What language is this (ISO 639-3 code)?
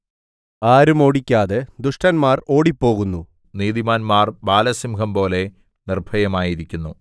mal